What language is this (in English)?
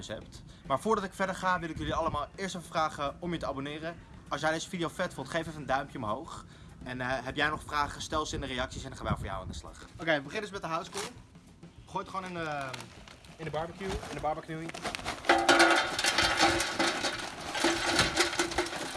Dutch